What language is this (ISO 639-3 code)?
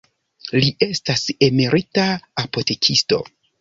epo